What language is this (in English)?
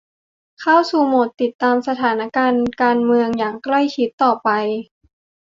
Thai